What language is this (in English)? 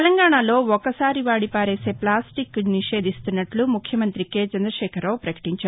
Telugu